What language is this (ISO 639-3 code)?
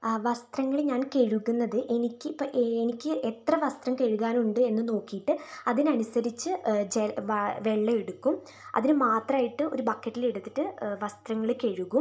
mal